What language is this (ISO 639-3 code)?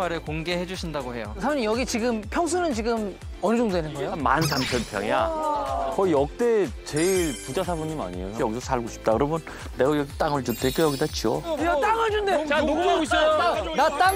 kor